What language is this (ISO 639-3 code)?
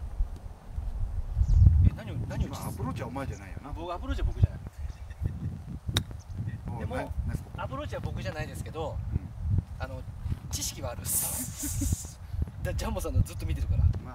jpn